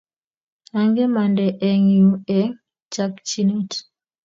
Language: Kalenjin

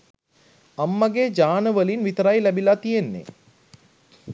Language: Sinhala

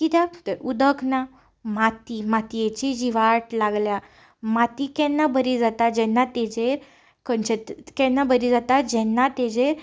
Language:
Konkani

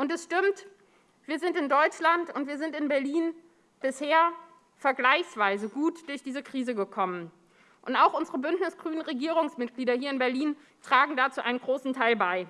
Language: German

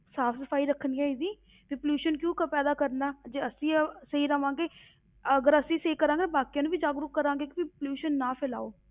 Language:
Punjabi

